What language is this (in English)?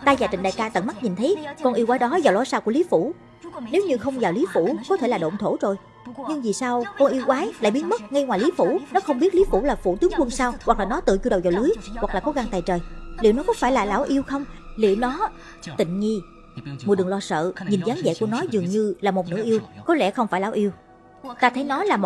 Vietnamese